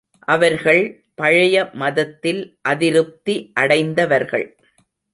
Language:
Tamil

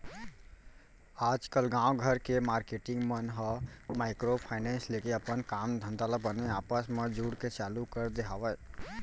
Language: Chhattisgarhi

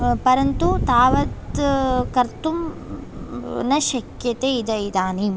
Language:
Sanskrit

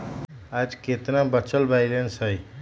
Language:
Magahi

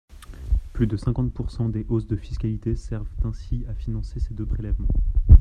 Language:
French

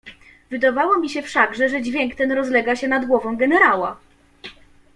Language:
Polish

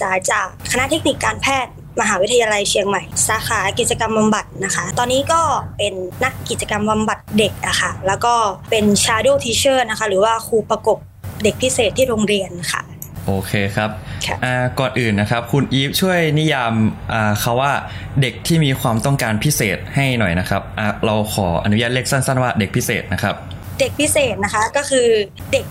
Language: Thai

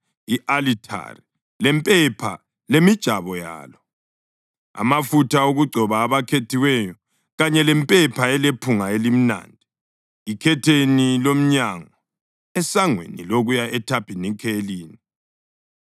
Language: North Ndebele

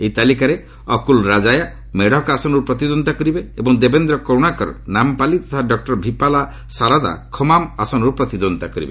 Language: Odia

